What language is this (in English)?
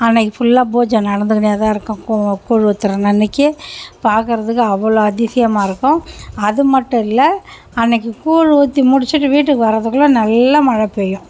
Tamil